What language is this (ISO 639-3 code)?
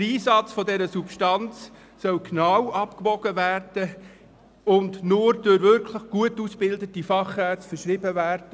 gsw